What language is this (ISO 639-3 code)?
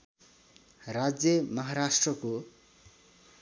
nep